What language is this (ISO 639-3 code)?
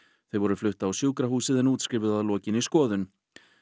isl